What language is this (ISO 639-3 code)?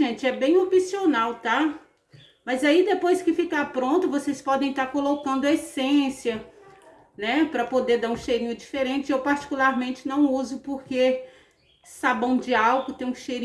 por